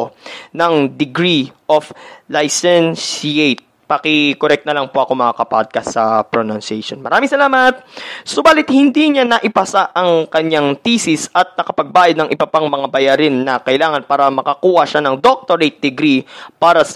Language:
Filipino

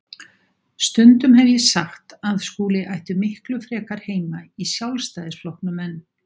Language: Icelandic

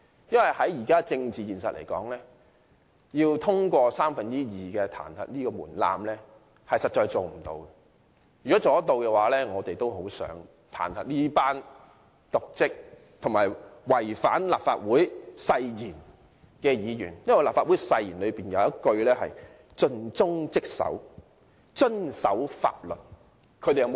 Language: Cantonese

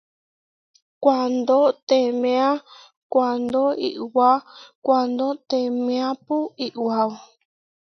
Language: Huarijio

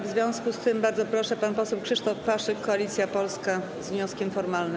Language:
Polish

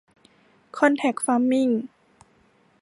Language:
Thai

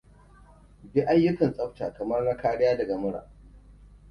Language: Hausa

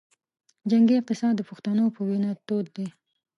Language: Pashto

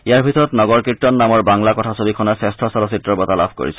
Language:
Assamese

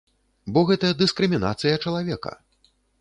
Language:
Belarusian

